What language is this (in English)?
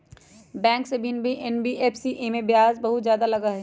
Magahi